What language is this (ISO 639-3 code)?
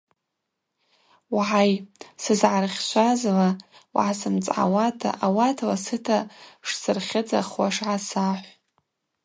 abq